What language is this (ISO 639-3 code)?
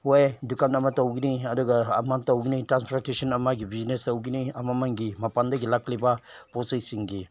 mni